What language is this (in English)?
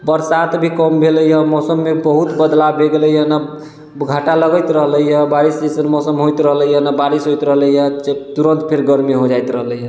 Maithili